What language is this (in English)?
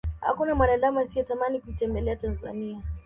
Swahili